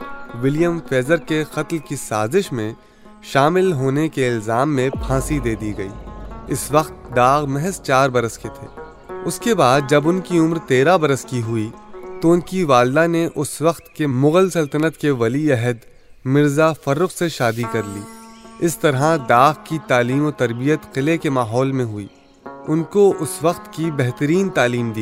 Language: Urdu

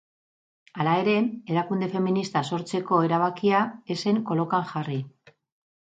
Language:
Basque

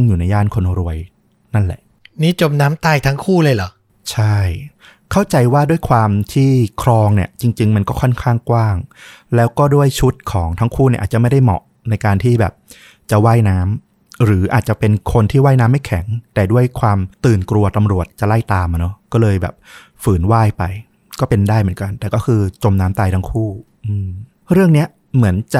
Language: Thai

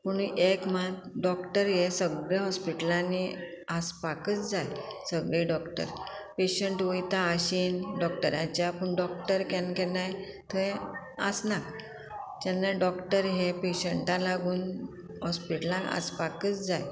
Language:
Konkani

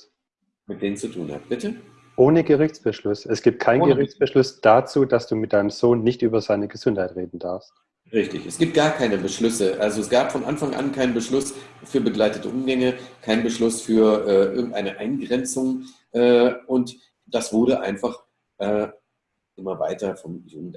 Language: German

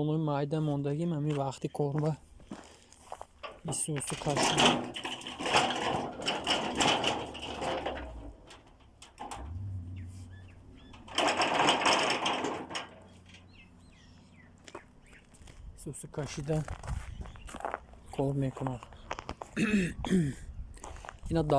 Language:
Turkish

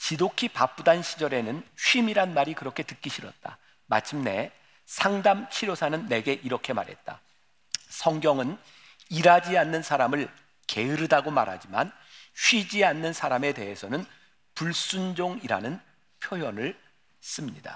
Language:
Korean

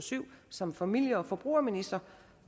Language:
Danish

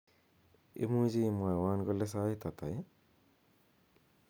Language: Kalenjin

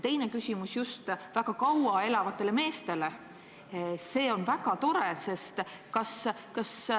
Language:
Estonian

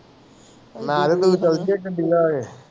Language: Punjabi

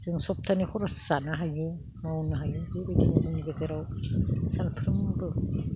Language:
Bodo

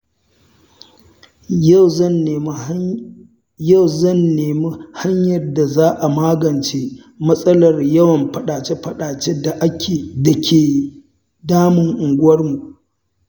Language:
Hausa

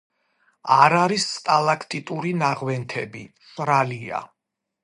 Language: Georgian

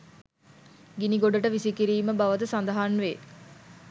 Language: Sinhala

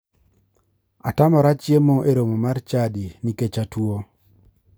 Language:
Luo (Kenya and Tanzania)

